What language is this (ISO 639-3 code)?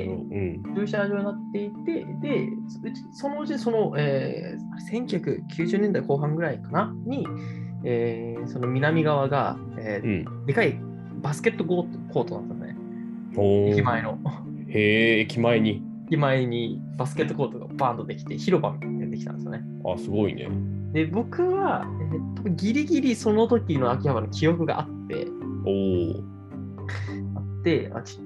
jpn